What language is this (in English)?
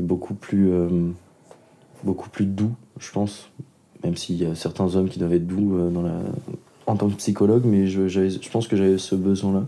French